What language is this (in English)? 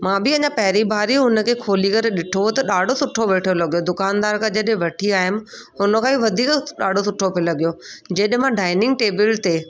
Sindhi